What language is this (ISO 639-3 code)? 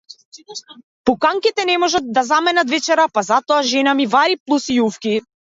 mkd